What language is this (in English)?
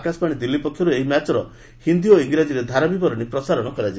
Odia